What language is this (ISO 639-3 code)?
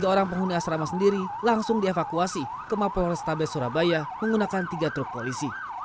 ind